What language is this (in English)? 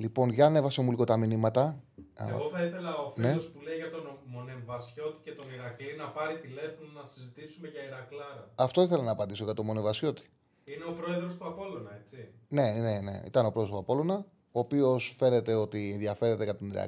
Greek